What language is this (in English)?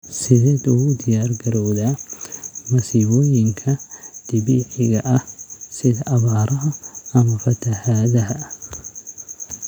Somali